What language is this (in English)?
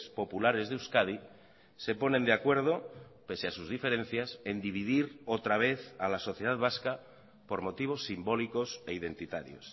Spanish